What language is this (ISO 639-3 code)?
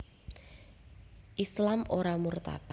jav